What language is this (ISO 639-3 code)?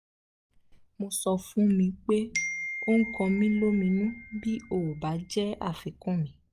yor